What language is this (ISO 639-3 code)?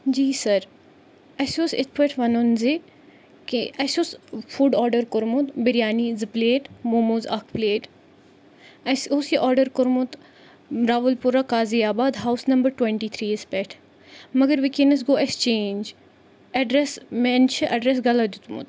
kas